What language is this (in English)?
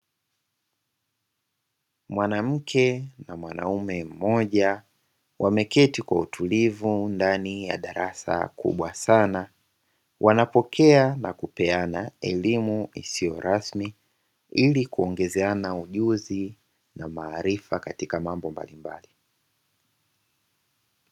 Swahili